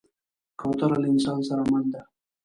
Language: Pashto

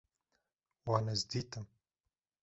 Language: Kurdish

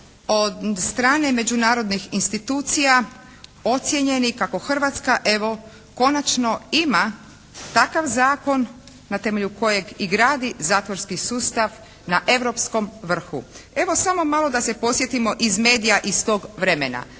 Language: Croatian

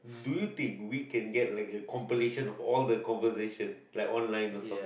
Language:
English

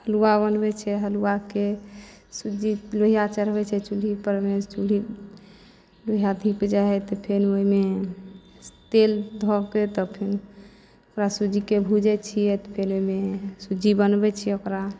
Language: Maithili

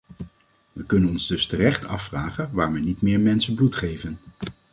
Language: Dutch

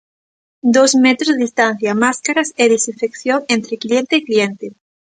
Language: Galician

